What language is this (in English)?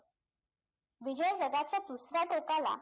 Marathi